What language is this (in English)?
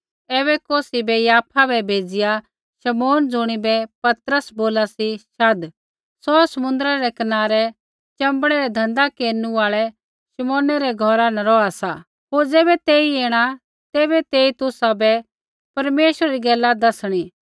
Kullu Pahari